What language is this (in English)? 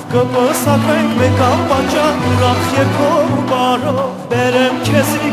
Turkish